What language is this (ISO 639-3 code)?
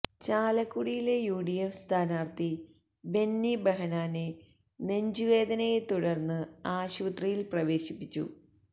mal